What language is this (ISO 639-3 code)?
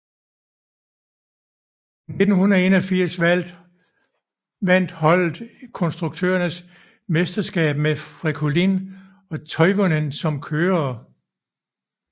dan